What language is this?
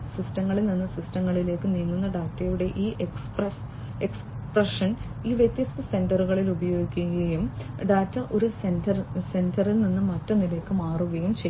Malayalam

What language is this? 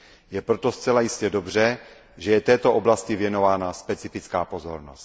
Czech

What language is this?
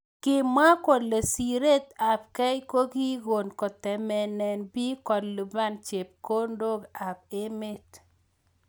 Kalenjin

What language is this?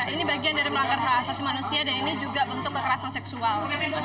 Indonesian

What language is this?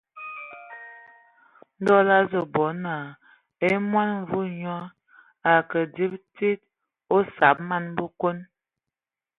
Ewondo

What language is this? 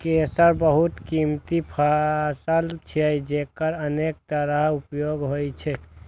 Maithili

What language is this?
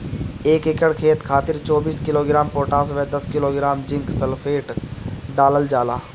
Bhojpuri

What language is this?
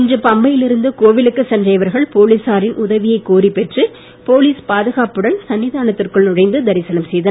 Tamil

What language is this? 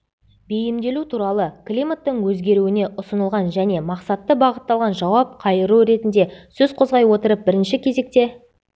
Kazakh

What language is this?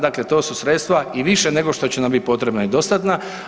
Croatian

